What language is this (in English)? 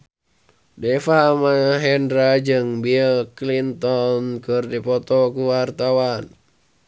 Sundanese